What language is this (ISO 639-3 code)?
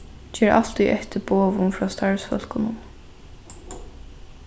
fao